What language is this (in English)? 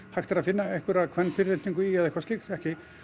Icelandic